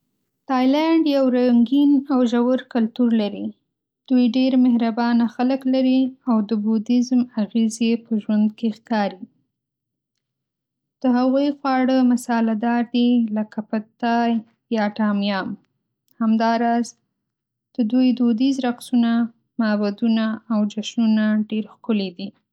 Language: Pashto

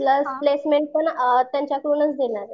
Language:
Marathi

